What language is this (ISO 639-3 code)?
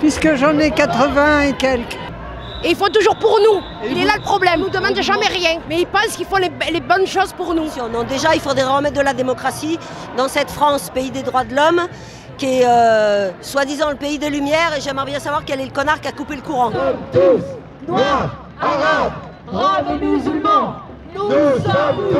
fra